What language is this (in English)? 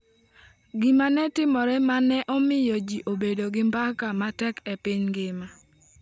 Luo (Kenya and Tanzania)